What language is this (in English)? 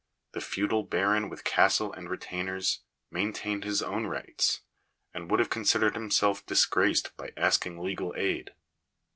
English